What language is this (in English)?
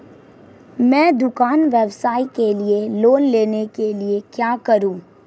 Hindi